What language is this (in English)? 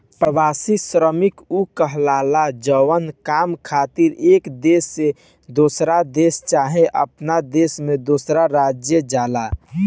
Bhojpuri